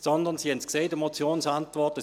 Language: Swiss German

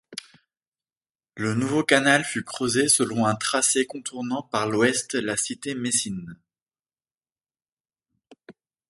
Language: French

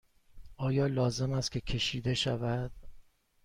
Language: Persian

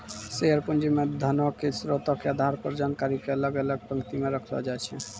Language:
Maithili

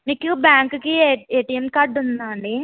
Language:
Telugu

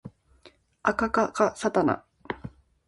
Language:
Japanese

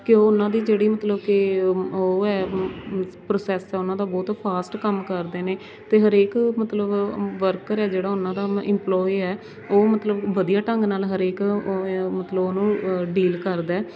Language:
Punjabi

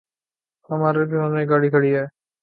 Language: Urdu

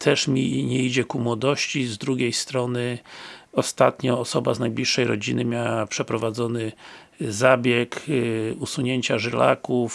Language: Polish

